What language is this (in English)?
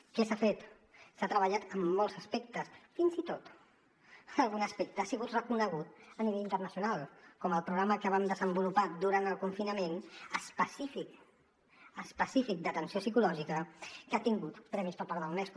Catalan